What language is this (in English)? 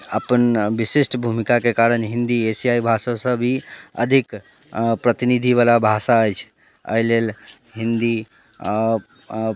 Maithili